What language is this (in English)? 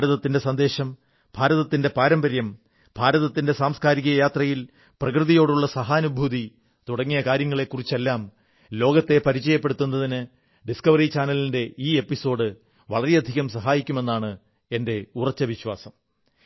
Malayalam